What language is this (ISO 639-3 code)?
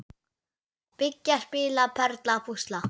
isl